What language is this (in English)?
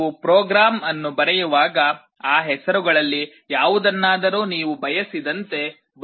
Kannada